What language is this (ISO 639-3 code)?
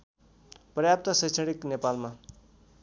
nep